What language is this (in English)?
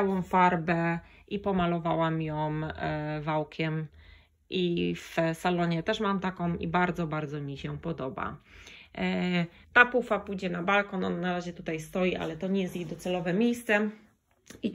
Polish